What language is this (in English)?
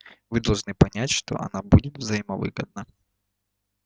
Russian